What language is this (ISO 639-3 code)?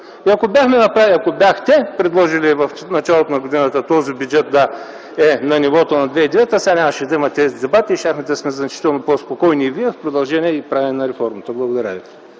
bul